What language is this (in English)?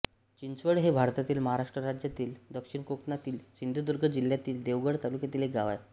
Marathi